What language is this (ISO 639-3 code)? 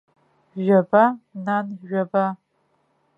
abk